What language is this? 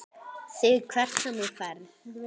Icelandic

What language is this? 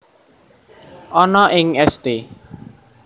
Javanese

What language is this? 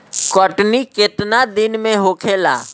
Bhojpuri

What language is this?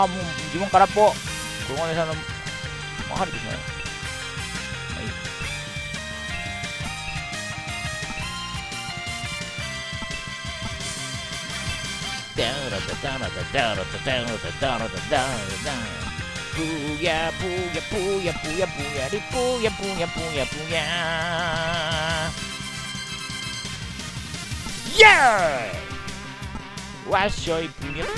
Japanese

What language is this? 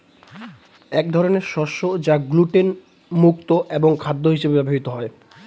Bangla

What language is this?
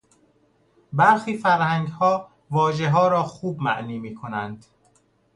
Persian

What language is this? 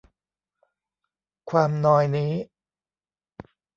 Thai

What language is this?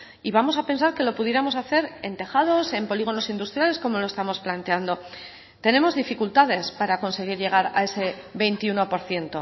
Spanish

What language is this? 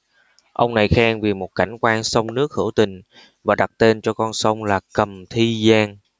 Vietnamese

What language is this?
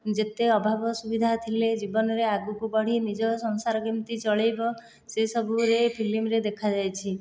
Odia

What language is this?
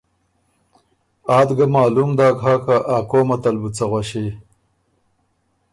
Ormuri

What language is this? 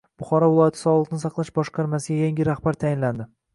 Uzbek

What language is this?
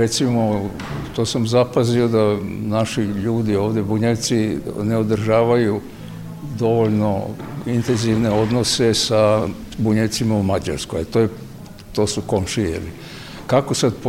Croatian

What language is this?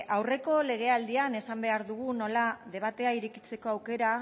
Basque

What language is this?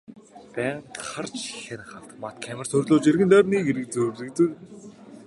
Mongolian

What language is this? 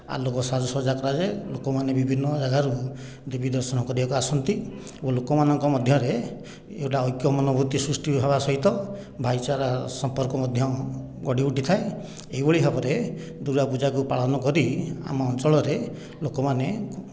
Odia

